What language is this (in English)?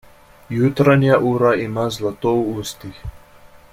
Slovenian